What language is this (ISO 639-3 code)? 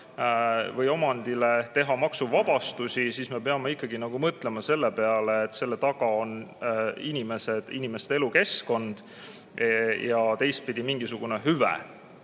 est